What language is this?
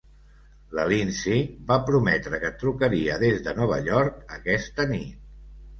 Catalan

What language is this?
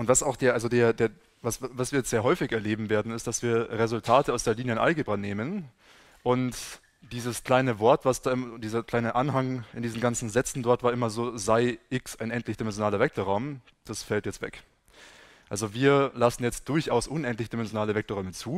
German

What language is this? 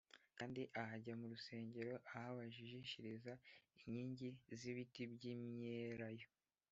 Kinyarwanda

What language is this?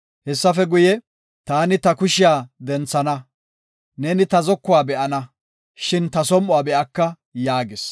Gofa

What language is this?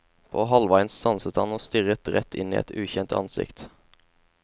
Norwegian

